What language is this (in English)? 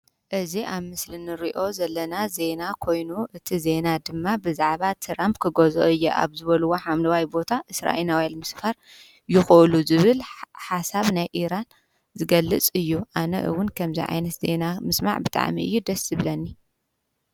Tigrinya